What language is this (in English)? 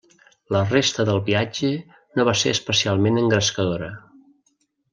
Catalan